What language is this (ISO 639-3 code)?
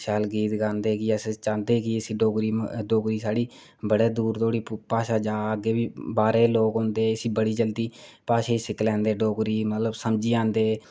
doi